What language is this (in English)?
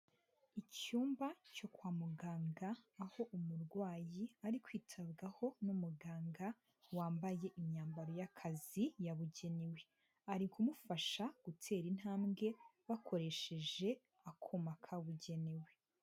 Kinyarwanda